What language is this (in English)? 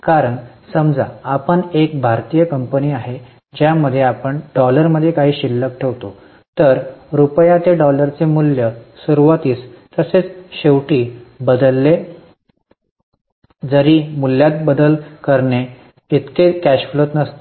Marathi